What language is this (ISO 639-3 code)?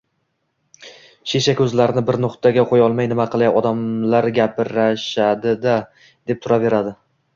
uzb